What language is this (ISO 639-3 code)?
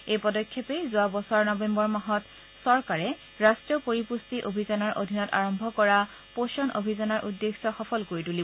asm